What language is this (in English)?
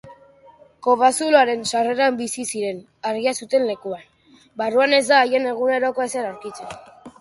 Basque